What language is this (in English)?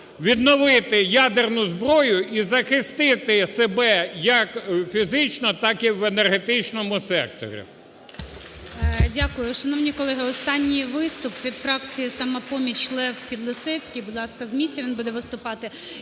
Ukrainian